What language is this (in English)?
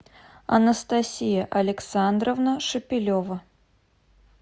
Russian